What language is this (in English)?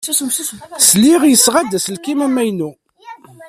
Kabyle